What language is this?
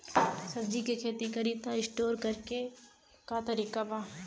Bhojpuri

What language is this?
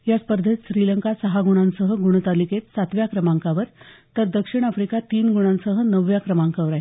Marathi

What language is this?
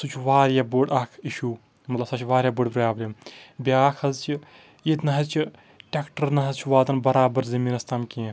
Kashmiri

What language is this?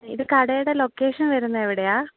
Malayalam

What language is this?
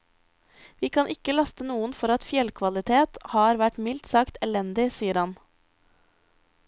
Norwegian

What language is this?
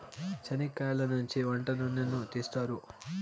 Telugu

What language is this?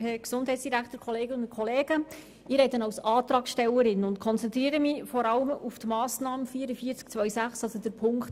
Swiss German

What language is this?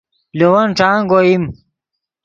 Yidgha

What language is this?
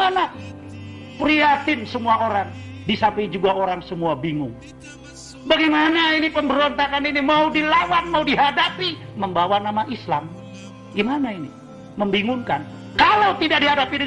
Indonesian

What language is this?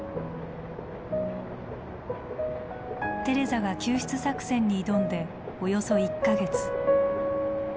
Japanese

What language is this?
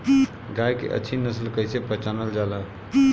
Bhojpuri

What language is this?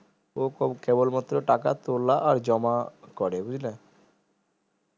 Bangla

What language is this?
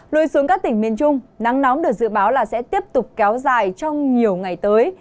Vietnamese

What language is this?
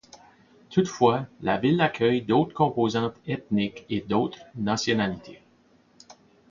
French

